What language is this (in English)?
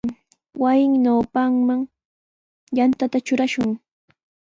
Sihuas Ancash Quechua